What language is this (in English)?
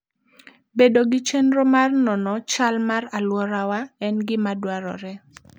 Luo (Kenya and Tanzania)